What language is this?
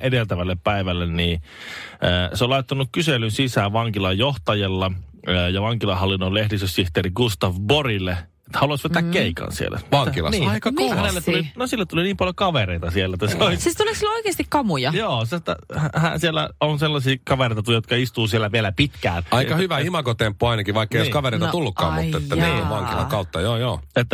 Finnish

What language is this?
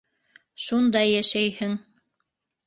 Bashkir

